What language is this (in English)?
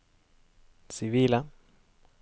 Norwegian